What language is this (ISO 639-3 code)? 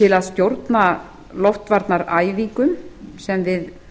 isl